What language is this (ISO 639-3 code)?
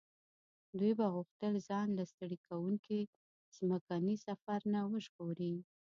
pus